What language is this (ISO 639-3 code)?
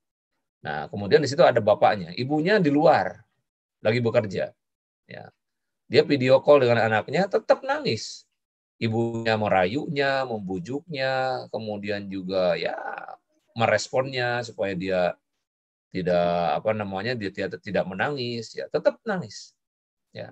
ind